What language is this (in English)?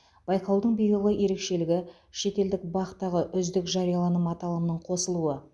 Kazakh